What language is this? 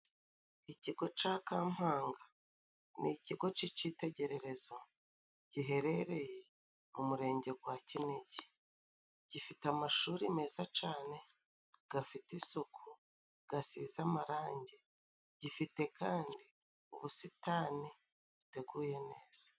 Kinyarwanda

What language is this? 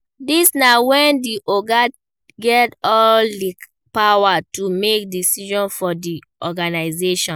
Nigerian Pidgin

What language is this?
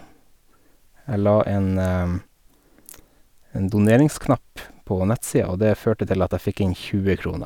Norwegian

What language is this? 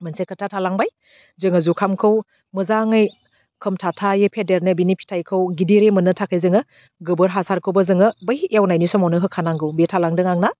Bodo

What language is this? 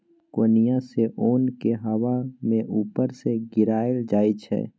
Maithili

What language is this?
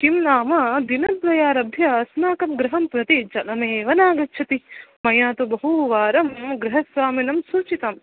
Sanskrit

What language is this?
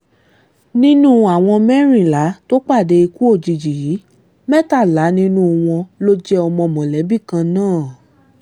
Yoruba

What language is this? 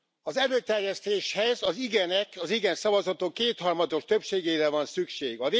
Hungarian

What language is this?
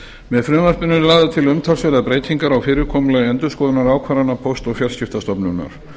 Icelandic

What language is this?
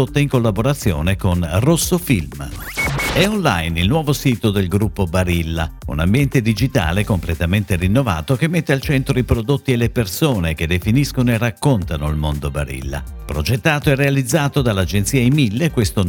Italian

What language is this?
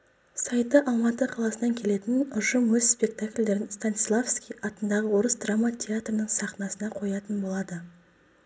Kazakh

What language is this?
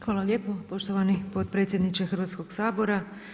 Croatian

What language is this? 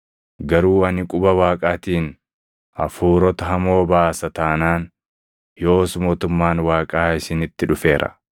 Oromo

